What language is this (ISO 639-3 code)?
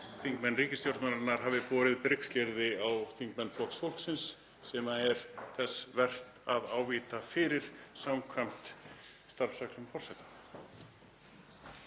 isl